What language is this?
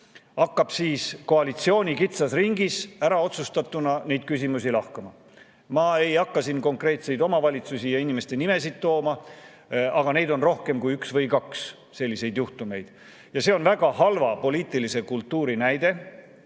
Estonian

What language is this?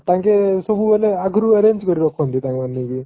Odia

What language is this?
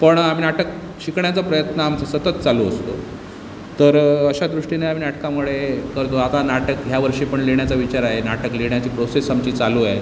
Marathi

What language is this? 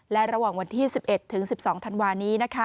Thai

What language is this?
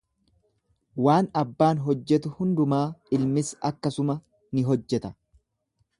Oromo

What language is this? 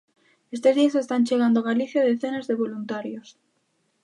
Galician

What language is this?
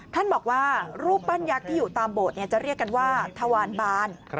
Thai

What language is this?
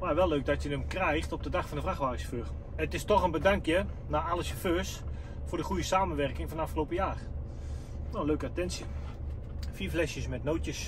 Dutch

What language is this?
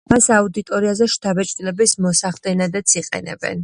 Georgian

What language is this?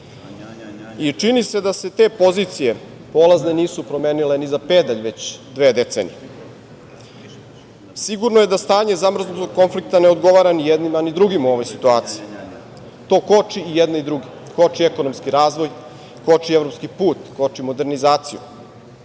Serbian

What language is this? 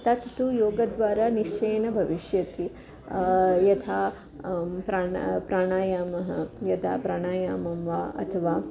Sanskrit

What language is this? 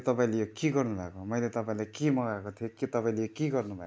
Nepali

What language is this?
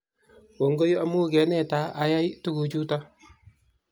Kalenjin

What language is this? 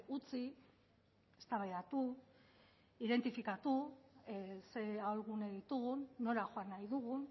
Basque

